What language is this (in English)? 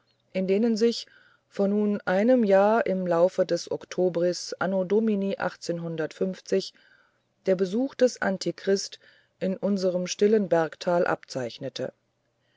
German